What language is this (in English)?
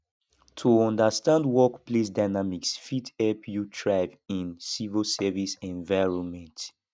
Nigerian Pidgin